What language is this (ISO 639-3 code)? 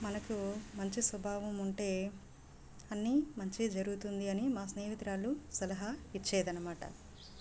tel